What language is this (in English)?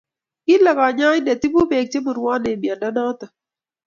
Kalenjin